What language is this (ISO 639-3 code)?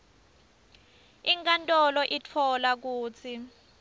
ssw